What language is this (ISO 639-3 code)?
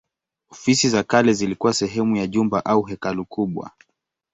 swa